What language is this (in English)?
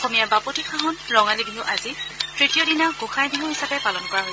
Assamese